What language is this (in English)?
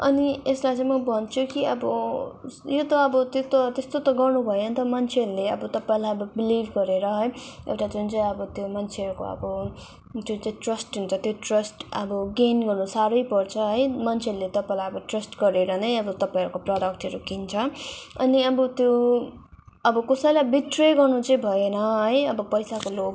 Nepali